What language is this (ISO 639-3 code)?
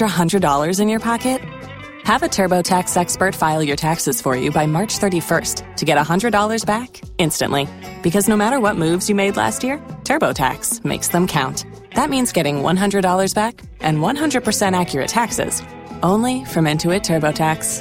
swa